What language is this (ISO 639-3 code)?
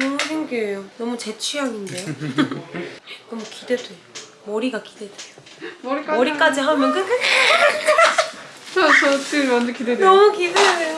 kor